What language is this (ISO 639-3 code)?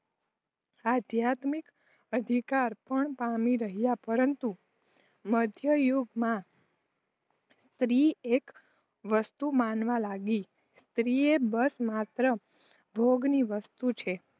guj